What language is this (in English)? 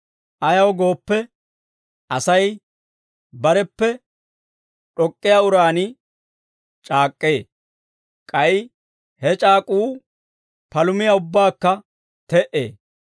Dawro